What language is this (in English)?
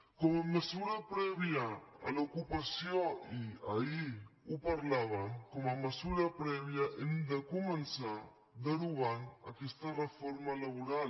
Catalan